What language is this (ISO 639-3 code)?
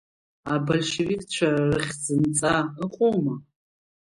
abk